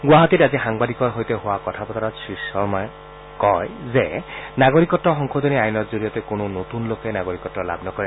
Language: Assamese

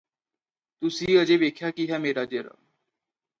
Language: Punjabi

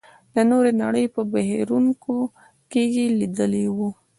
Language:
Pashto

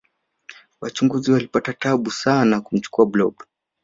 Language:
Swahili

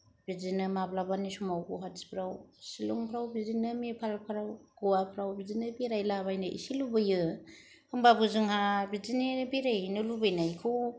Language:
Bodo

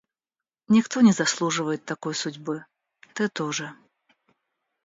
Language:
Russian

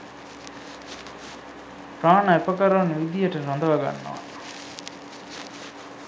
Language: Sinhala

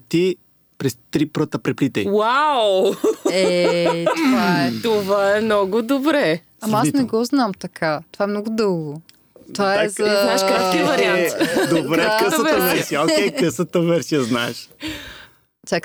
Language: Bulgarian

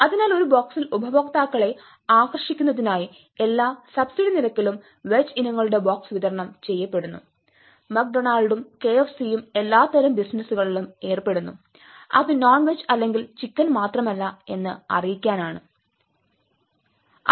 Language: Malayalam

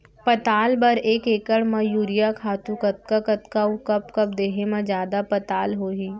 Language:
Chhattisgarhi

